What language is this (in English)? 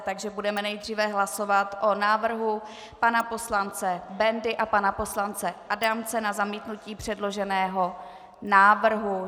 Czech